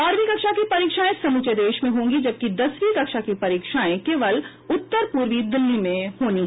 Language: Hindi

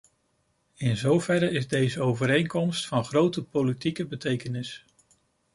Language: Dutch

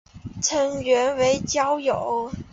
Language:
Chinese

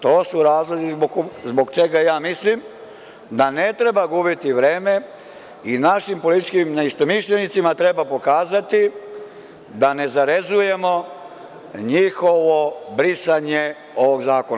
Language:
Serbian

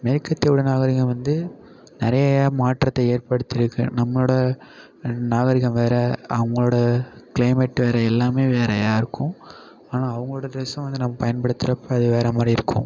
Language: Tamil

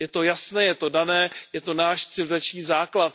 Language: Czech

